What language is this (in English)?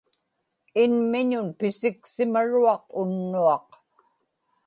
Inupiaq